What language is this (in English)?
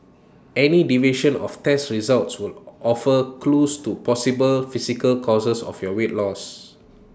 English